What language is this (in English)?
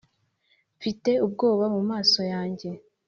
Kinyarwanda